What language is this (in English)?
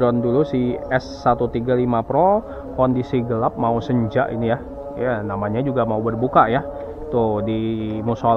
Indonesian